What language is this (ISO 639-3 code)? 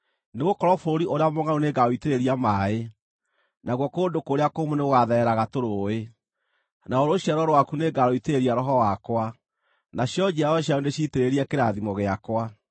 kik